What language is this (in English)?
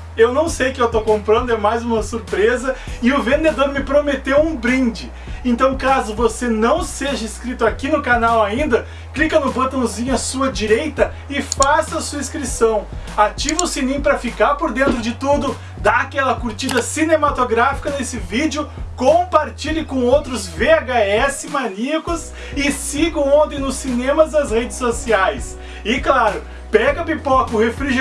Portuguese